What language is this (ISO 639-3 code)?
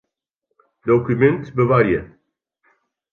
fry